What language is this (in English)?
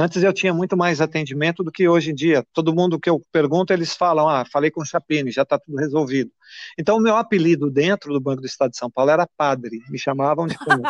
Portuguese